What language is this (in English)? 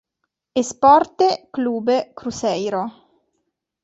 Italian